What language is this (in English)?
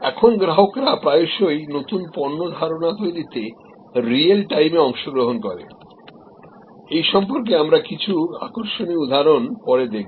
Bangla